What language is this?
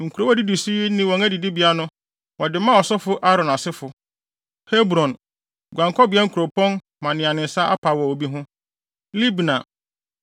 Akan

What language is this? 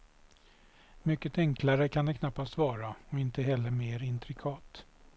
Swedish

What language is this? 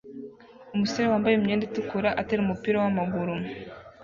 Kinyarwanda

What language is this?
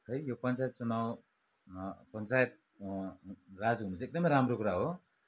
Nepali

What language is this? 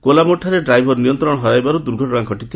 Odia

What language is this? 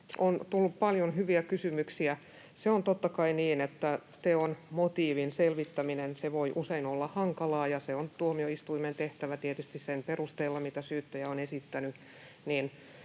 Finnish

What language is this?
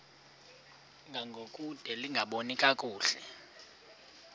Xhosa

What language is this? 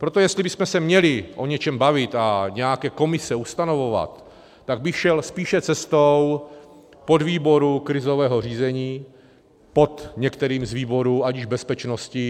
Czech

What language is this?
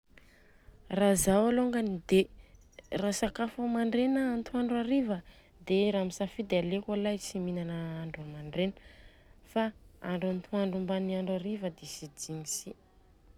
Southern Betsimisaraka Malagasy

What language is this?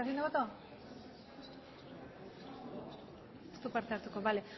Basque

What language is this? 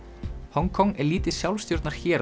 Icelandic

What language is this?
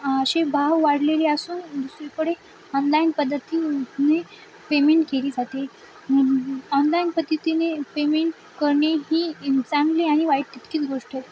Marathi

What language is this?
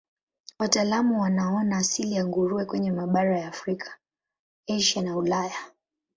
Swahili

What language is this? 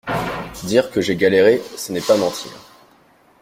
French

